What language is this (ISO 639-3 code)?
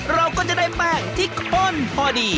tha